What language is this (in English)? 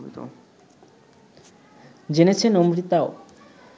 Bangla